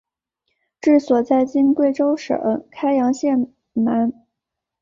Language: Chinese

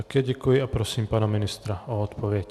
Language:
Czech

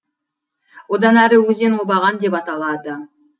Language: Kazakh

